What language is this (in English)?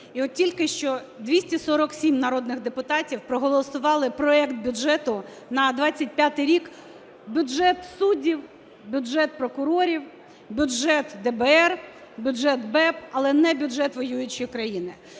Ukrainian